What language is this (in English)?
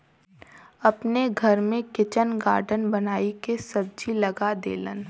Bhojpuri